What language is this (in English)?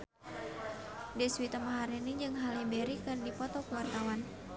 Sundanese